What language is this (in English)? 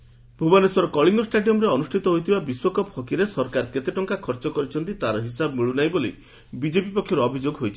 Odia